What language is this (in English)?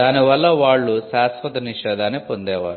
Telugu